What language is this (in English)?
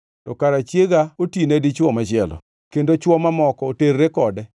Luo (Kenya and Tanzania)